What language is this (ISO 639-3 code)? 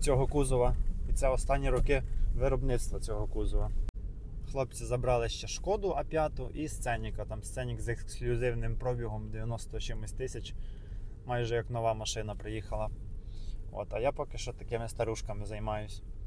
ukr